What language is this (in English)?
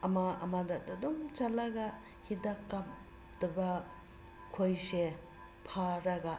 Manipuri